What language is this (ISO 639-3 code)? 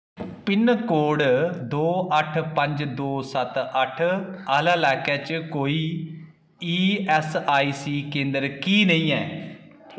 doi